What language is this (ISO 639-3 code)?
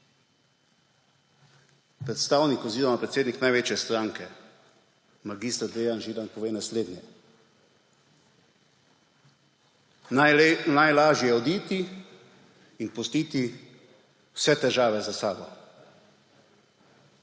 slv